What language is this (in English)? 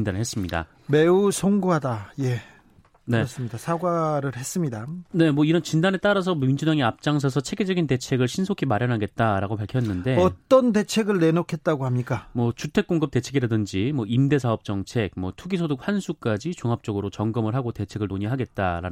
Korean